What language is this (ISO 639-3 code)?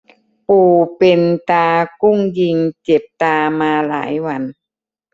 tha